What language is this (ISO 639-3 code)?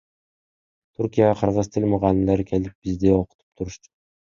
kir